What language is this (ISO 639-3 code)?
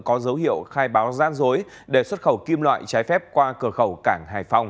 vie